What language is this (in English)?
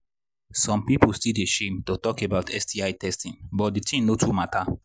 Nigerian Pidgin